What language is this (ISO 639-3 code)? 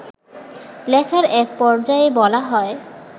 ben